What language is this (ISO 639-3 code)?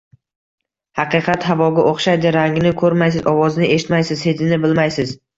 uzb